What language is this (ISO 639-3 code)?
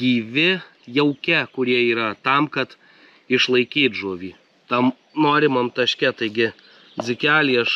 lit